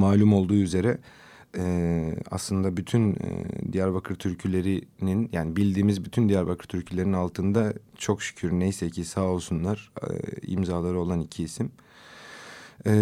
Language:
Turkish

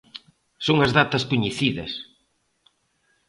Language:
Galician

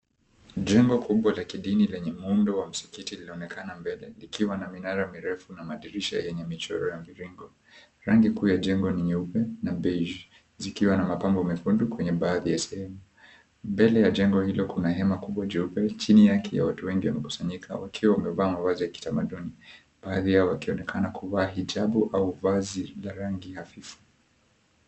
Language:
Swahili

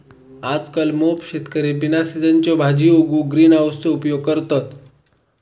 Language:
Marathi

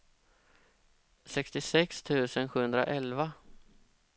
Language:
Swedish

